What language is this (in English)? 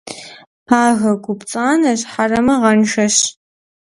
Kabardian